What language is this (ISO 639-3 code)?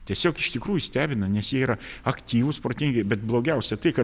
lit